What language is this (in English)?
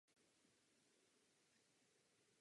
Czech